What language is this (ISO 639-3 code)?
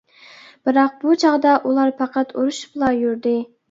uig